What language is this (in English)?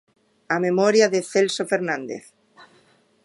Galician